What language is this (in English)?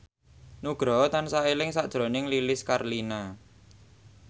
Javanese